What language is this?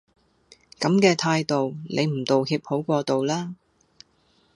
Cantonese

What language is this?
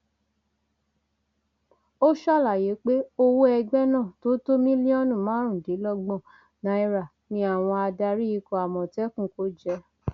Yoruba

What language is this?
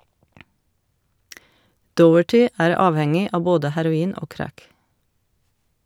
Norwegian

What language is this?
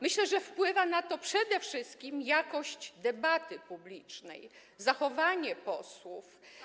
Polish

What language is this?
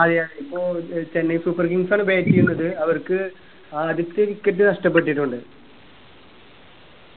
Malayalam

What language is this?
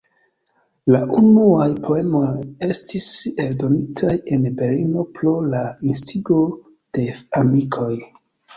Esperanto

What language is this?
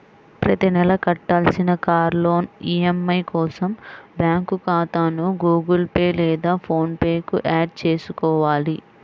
Telugu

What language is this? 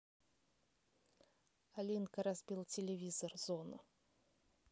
Russian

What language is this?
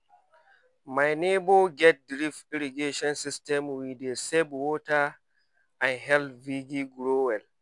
Nigerian Pidgin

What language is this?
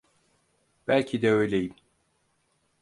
Turkish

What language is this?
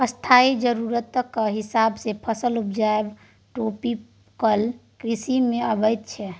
Maithili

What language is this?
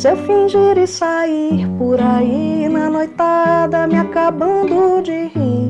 Portuguese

